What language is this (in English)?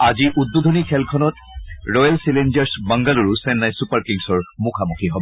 Assamese